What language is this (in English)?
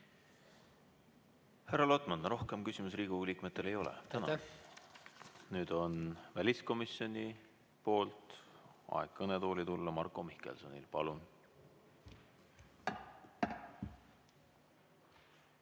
Estonian